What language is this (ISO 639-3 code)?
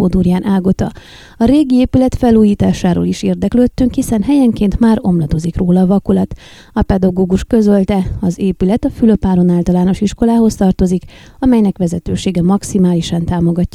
hun